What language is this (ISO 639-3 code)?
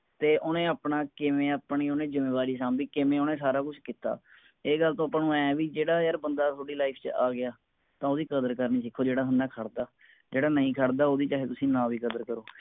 pan